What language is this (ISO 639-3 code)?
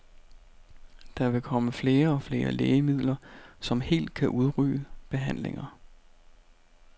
dan